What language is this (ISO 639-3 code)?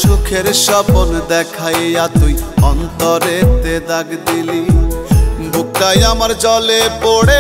hin